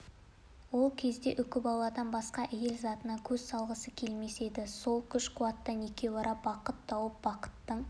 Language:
Kazakh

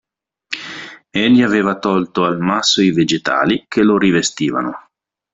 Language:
Italian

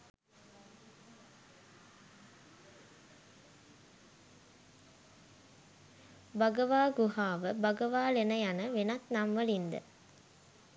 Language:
Sinhala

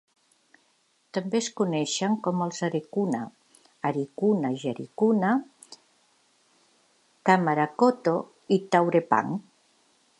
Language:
Catalan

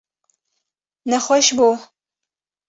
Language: Kurdish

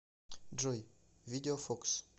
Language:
Russian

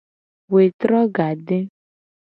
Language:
Gen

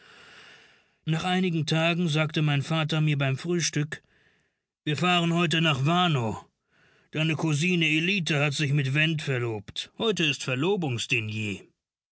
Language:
German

